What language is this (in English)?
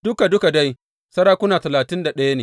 Hausa